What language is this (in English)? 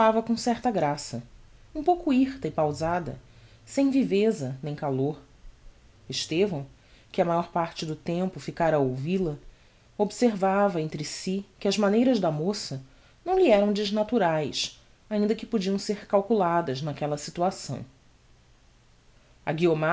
Portuguese